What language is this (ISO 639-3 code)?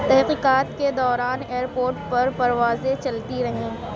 urd